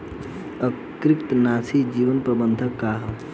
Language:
Bhojpuri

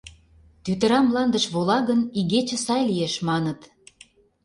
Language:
Mari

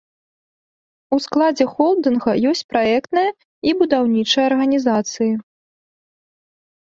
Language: Belarusian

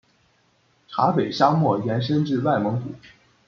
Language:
Chinese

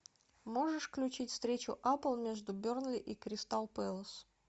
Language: Russian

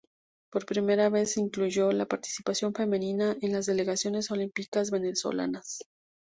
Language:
Spanish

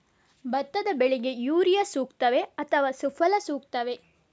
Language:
Kannada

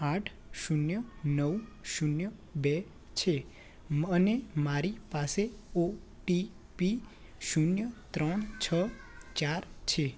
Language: Gujarati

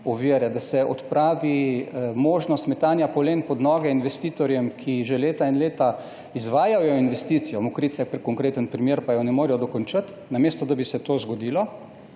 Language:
Slovenian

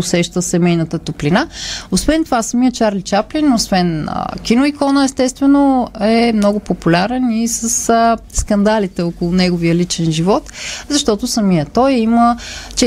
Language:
Bulgarian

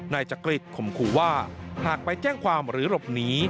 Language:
Thai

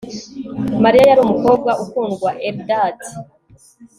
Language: Kinyarwanda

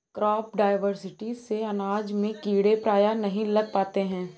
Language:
Hindi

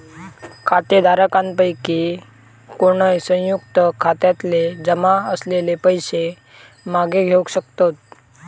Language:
Marathi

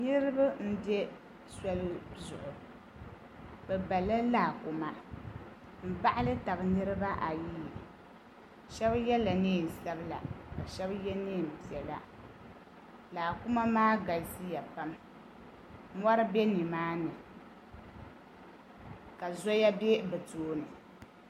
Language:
Dagbani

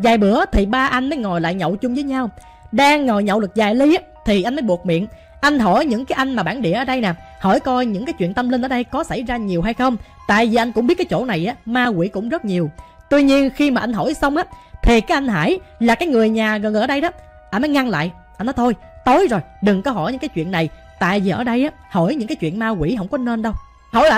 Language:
Vietnamese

